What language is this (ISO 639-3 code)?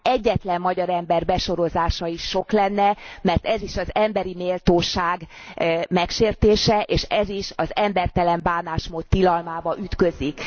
hun